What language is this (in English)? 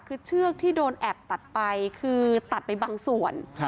Thai